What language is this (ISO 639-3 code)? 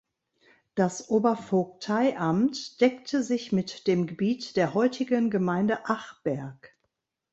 deu